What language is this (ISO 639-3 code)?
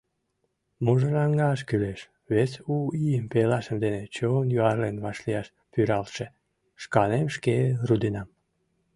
chm